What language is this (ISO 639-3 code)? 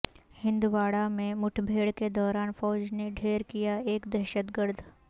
urd